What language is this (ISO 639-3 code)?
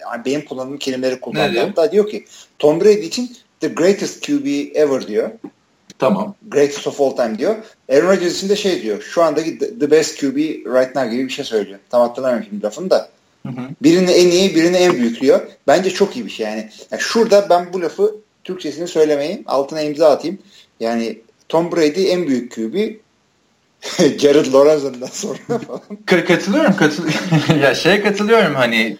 tur